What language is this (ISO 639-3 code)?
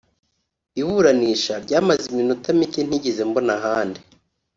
kin